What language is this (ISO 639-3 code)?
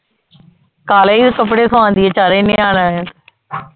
pan